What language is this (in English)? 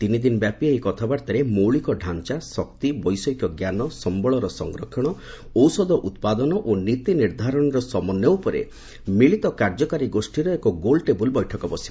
Odia